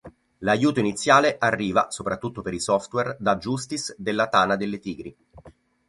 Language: Italian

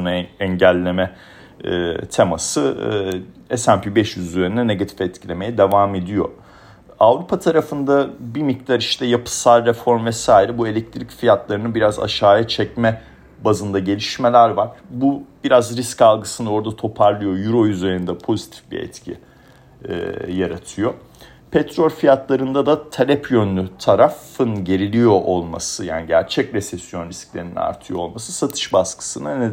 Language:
Turkish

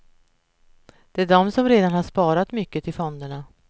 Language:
Swedish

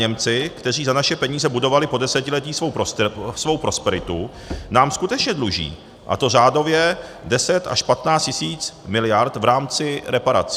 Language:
Czech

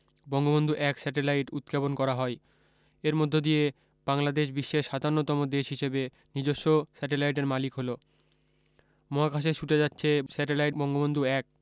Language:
Bangla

